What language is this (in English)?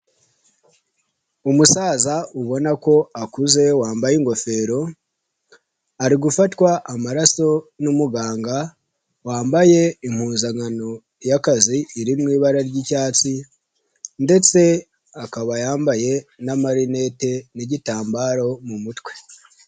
Kinyarwanda